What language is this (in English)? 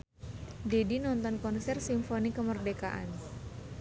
Sundanese